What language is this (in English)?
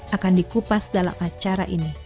Indonesian